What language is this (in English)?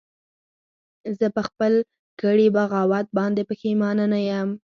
Pashto